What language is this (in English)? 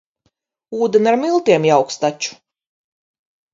Latvian